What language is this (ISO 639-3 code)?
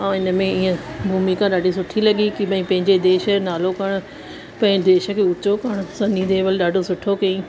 snd